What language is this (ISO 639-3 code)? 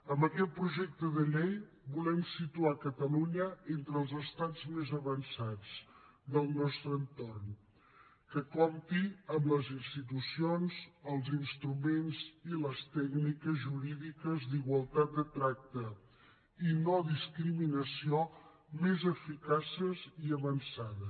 cat